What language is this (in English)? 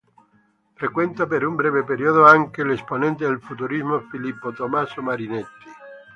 Italian